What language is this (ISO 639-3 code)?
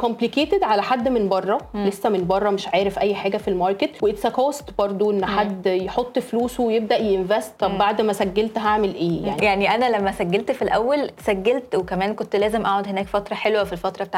ara